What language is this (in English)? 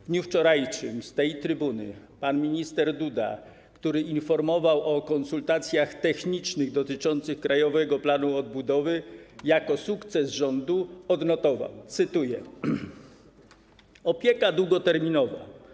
Polish